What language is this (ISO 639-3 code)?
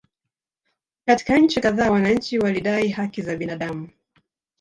swa